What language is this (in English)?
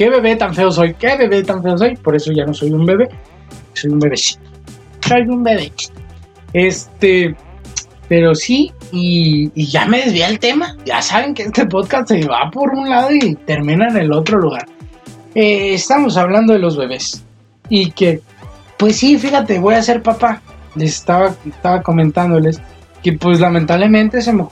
Spanish